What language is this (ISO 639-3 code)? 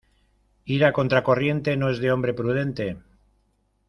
spa